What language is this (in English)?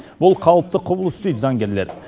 Kazakh